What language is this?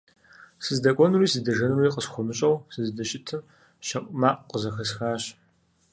Kabardian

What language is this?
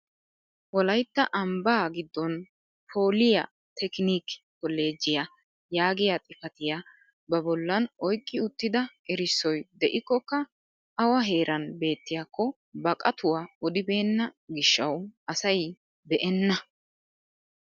Wolaytta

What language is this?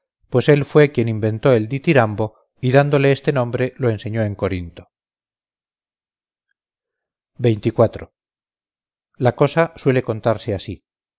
Spanish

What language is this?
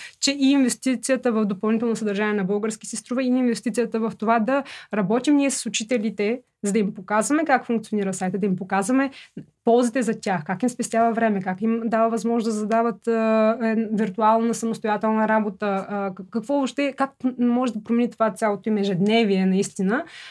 Bulgarian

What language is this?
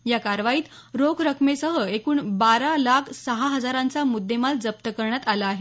Marathi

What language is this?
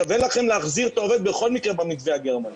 Hebrew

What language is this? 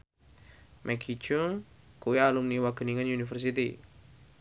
Javanese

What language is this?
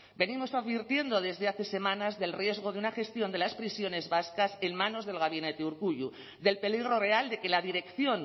Spanish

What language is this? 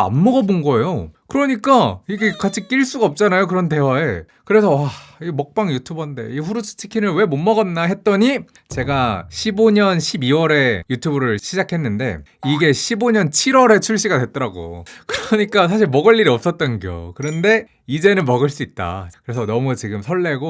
Korean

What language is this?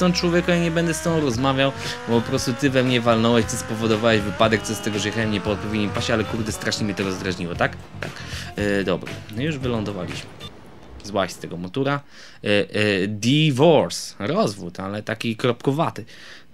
Polish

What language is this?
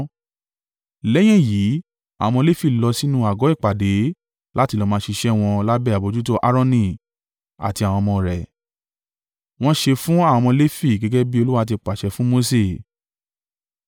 Yoruba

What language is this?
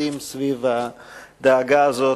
Hebrew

